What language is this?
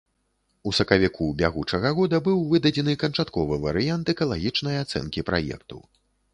Belarusian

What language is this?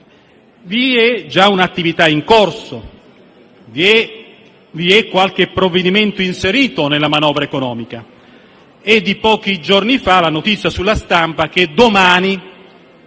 Italian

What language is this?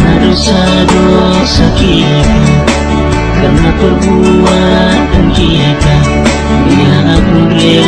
Indonesian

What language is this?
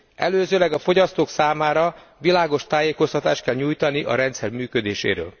Hungarian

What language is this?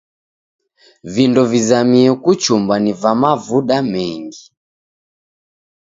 Taita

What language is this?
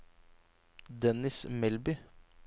Norwegian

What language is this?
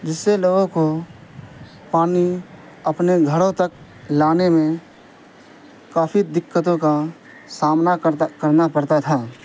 Urdu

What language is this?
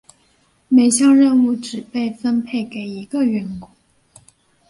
Chinese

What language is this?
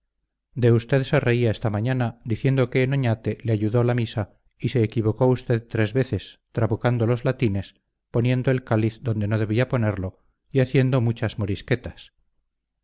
Spanish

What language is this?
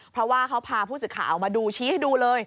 Thai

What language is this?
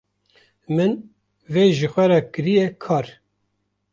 Kurdish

